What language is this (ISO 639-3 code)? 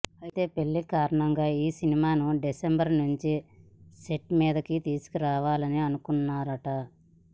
tel